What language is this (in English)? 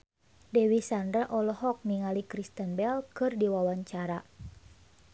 Sundanese